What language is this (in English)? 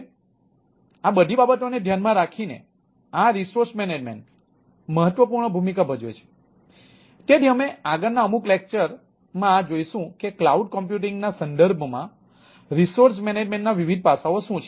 Gujarati